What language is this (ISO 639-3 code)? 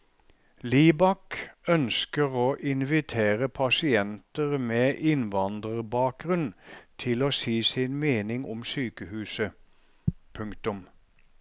nor